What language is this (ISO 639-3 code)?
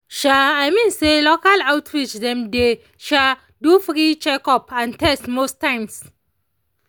pcm